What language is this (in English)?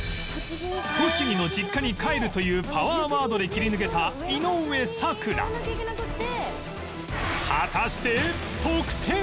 Japanese